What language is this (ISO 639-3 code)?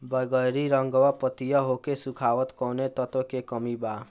bho